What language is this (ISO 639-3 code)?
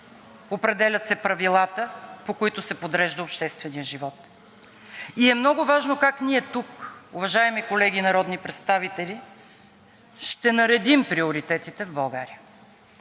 bul